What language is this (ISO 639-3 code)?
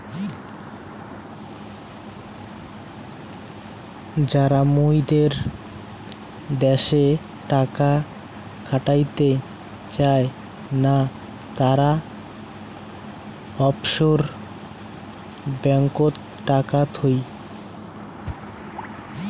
ben